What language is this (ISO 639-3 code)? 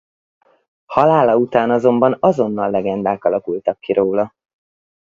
hun